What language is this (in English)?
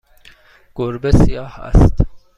Persian